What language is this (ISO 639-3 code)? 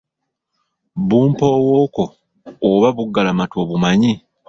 lug